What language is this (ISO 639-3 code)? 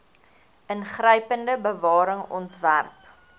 afr